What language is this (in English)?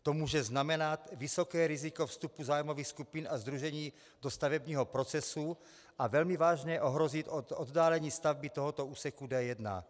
Czech